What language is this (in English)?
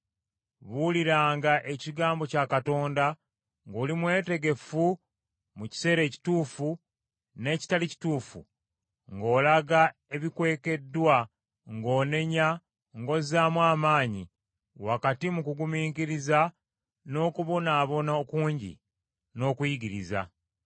Ganda